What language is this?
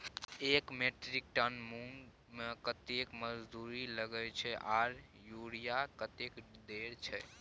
Maithili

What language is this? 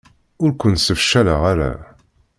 Kabyle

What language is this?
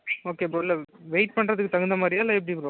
Tamil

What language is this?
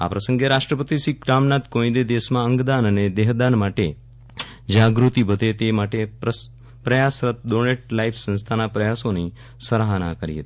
Gujarati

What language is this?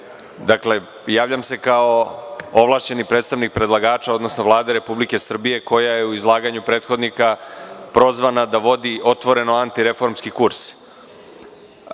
Serbian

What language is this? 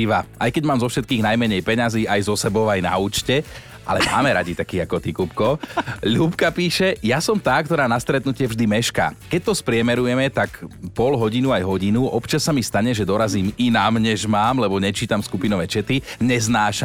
Slovak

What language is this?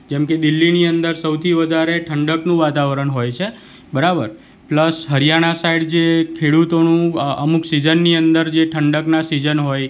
Gujarati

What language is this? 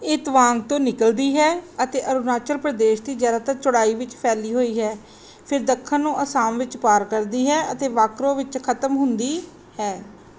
Punjabi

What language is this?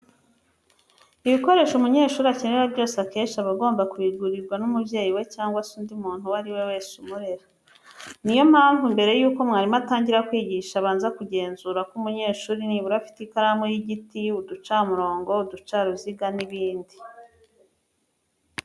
Kinyarwanda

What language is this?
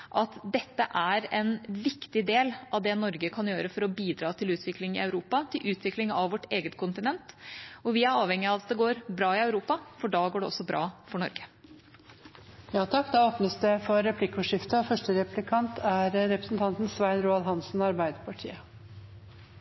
Norwegian Bokmål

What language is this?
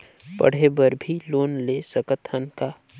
Chhattisgarhi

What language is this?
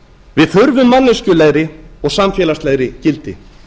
Icelandic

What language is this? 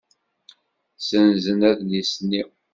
Kabyle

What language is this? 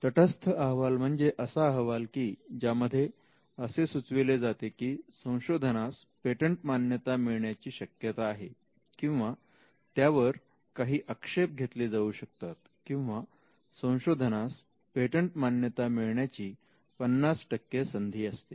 Marathi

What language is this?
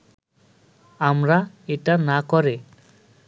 Bangla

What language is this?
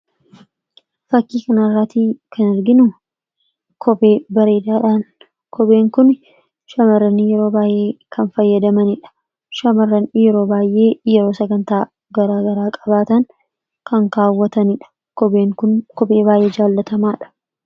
Oromo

